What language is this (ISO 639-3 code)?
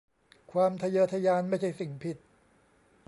tha